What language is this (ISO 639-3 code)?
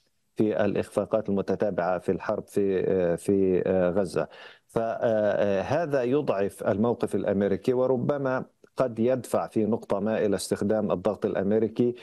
ara